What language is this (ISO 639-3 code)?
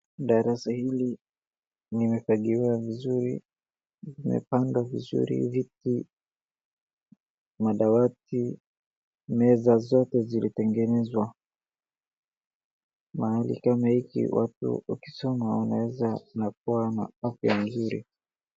swa